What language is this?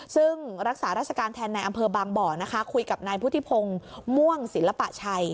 Thai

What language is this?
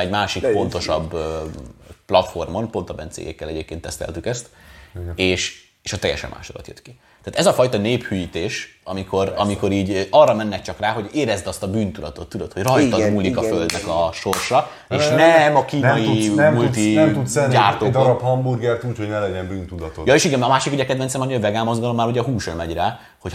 Hungarian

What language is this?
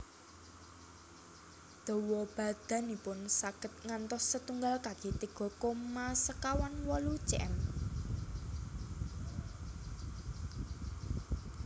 Javanese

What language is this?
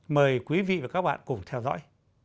Vietnamese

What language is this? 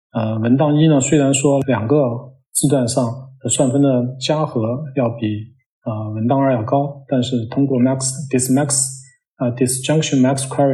Chinese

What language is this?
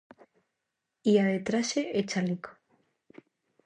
Galician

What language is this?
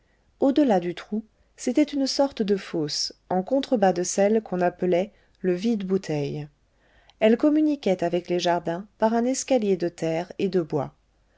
French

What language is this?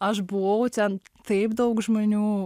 Lithuanian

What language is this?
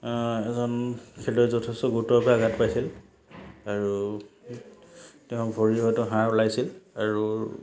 Assamese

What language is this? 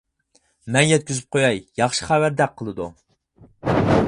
Uyghur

